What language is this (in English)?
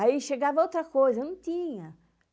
Portuguese